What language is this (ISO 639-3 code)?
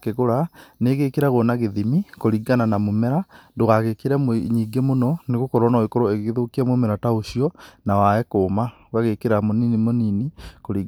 kik